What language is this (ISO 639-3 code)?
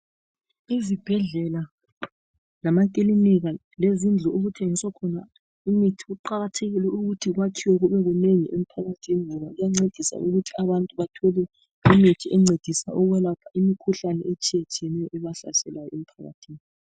nde